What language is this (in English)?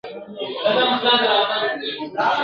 Pashto